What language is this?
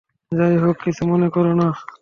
Bangla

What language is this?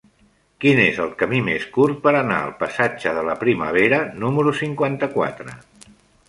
Catalan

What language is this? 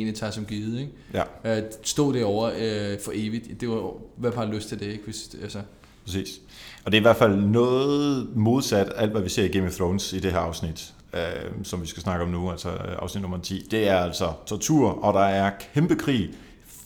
Danish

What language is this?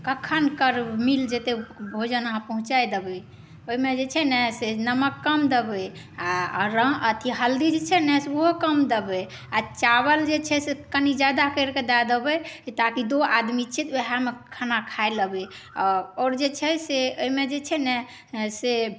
Maithili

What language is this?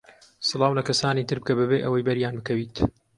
Central Kurdish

